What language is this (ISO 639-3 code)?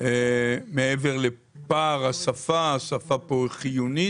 heb